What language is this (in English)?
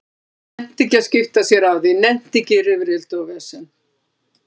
Icelandic